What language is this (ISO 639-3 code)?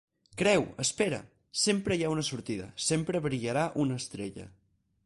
cat